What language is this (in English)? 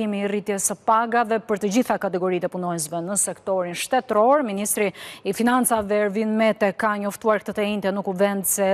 Romanian